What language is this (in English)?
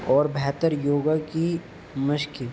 Urdu